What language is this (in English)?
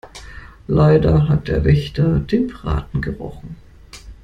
German